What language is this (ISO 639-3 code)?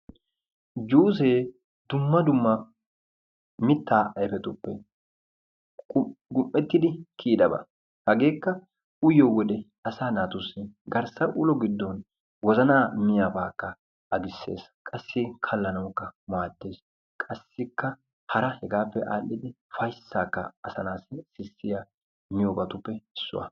wal